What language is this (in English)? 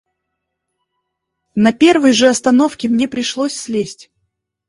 Russian